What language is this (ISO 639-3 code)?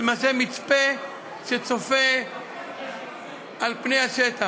heb